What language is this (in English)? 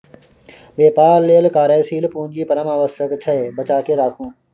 Maithili